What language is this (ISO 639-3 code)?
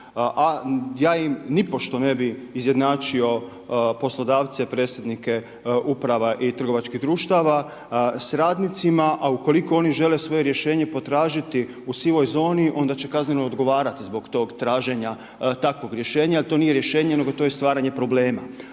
hrv